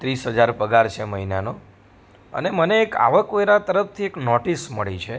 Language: Gujarati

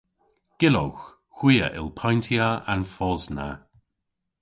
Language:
Cornish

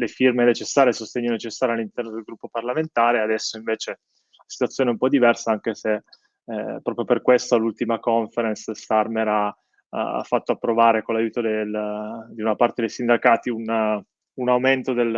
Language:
Italian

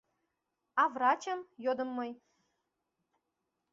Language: Mari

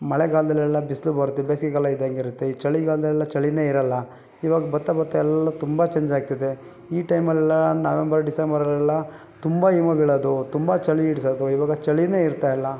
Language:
Kannada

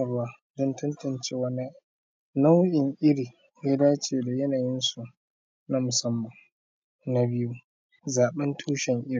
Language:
Hausa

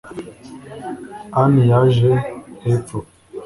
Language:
Kinyarwanda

